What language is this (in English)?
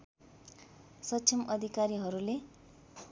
Nepali